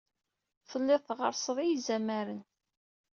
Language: Kabyle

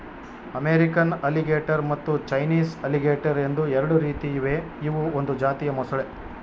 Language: Kannada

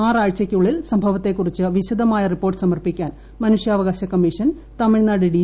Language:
Malayalam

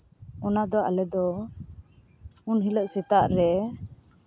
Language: Santali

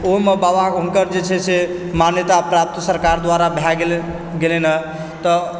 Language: Maithili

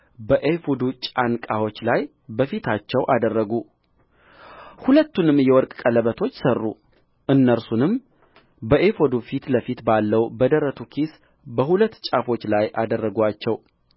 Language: Amharic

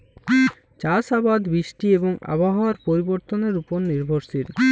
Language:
Bangla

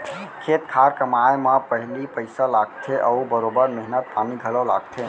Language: Chhattisgarhi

